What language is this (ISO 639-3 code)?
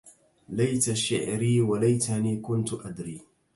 ara